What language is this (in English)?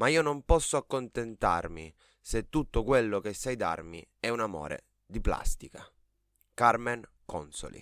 Italian